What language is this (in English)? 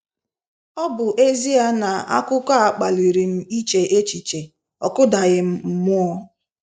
Igbo